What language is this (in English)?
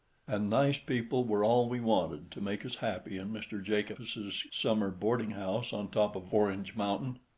English